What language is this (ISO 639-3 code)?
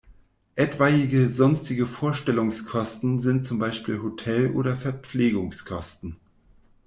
deu